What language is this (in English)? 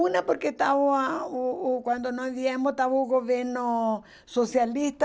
Portuguese